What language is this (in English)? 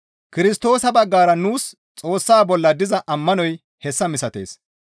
Gamo